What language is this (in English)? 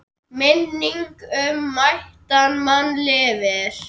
Icelandic